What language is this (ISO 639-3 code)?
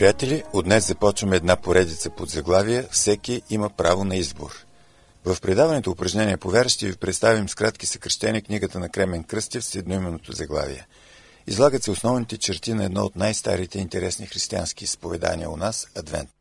bul